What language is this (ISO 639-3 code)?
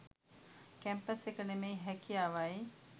sin